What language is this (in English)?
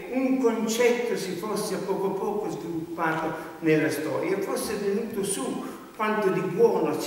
Italian